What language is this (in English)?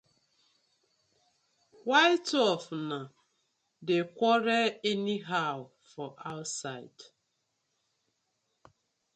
Nigerian Pidgin